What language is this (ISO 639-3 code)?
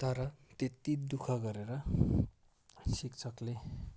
nep